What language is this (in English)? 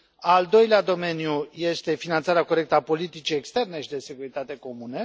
Romanian